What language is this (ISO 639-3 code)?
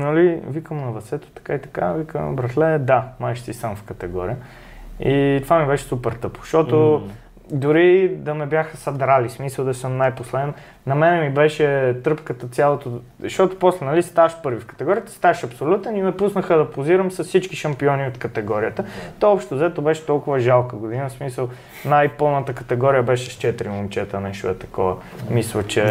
bul